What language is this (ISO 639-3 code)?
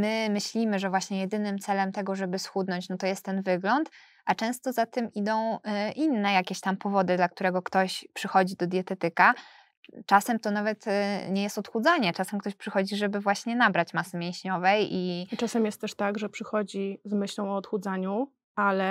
pol